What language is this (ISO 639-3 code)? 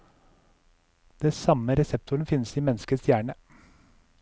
nor